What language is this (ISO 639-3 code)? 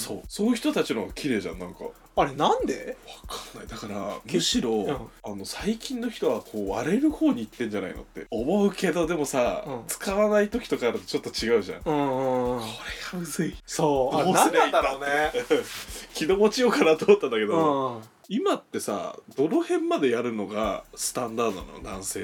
jpn